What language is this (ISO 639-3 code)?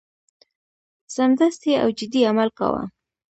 pus